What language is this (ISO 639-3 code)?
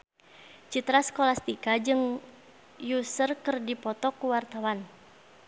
sun